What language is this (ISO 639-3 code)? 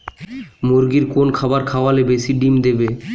ben